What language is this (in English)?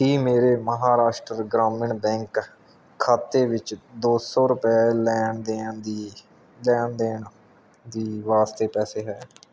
Punjabi